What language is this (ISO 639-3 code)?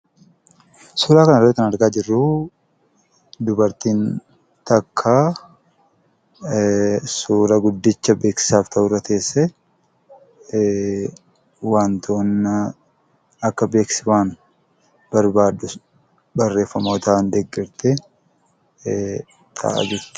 orm